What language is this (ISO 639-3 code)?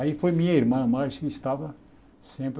por